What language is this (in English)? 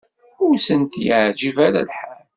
Kabyle